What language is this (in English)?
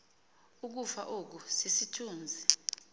Xhosa